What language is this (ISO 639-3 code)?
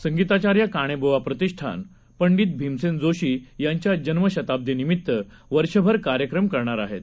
mar